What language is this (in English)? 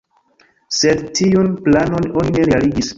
Esperanto